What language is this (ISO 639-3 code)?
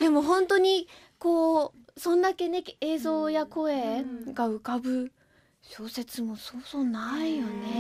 jpn